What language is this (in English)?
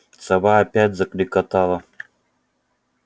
Russian